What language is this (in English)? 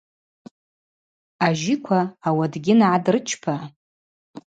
Abaza